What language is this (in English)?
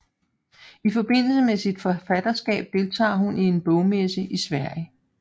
Danish